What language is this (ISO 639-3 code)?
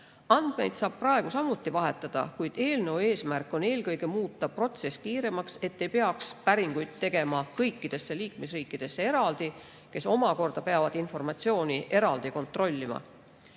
est